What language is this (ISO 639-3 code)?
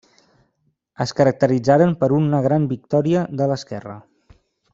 cat